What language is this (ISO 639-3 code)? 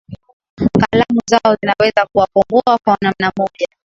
swa